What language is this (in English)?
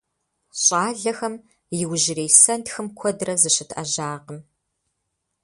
Kabardian